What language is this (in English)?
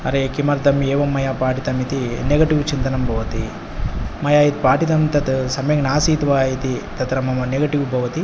Sanskrit